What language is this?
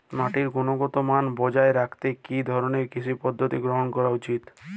Bangla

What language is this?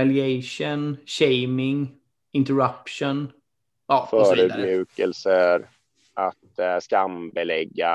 Swedish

